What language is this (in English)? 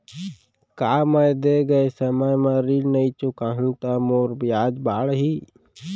Chhattisgarhi